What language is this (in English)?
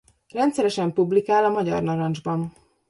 Hungarian